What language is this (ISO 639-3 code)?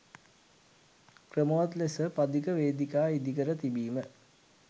sin